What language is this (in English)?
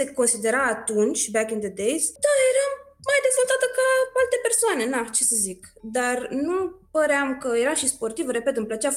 Romanian